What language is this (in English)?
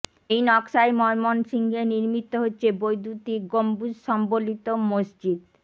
Bangla